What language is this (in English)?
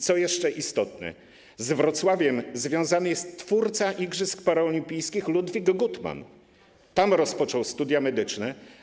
Polish